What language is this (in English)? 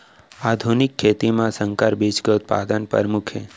Chhattisgarhi